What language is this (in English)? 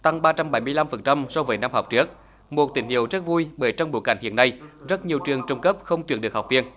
Vietnamese